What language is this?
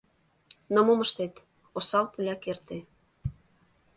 Mari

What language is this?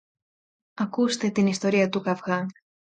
Greek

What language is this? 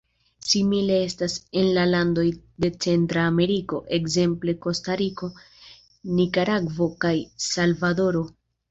Esperanto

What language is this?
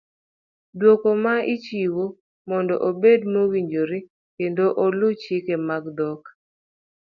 Luo (Kenya and Tanzania)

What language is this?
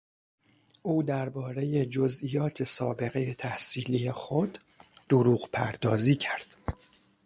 Persian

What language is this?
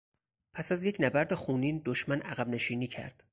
Persian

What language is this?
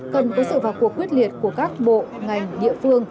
Vietnamese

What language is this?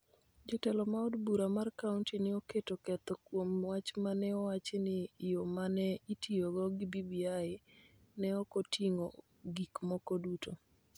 Luo (Kenya and Tanzania)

